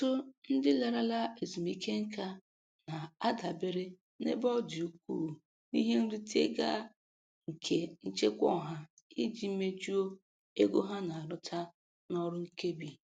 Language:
Igbo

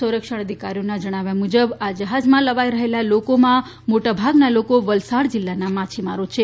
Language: Gujarati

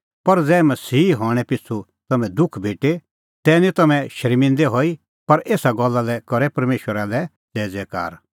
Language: Kullu Pahari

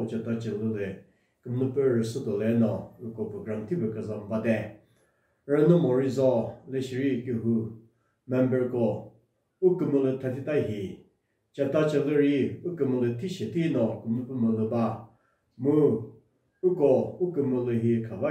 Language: Romanian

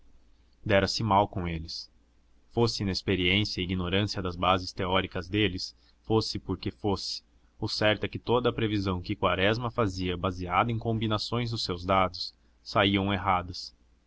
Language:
Portuguese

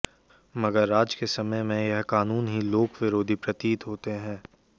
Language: Hindi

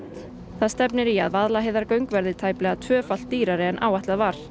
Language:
Icelandic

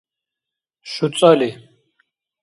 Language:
Dargwa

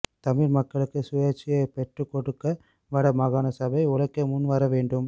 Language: Tamil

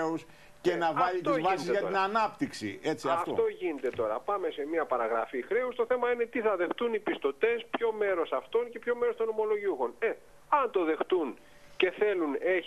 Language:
Greek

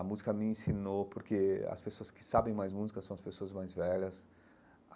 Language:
Portuguese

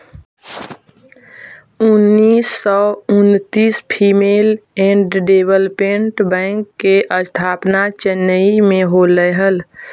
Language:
Magahi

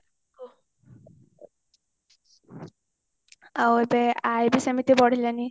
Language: Odia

